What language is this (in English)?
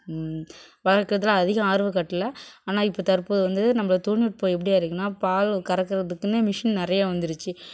Tamil